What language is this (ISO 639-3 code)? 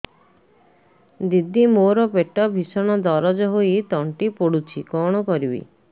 ori